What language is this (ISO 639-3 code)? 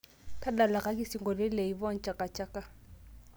mas